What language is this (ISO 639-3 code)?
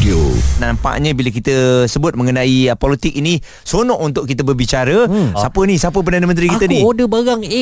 msa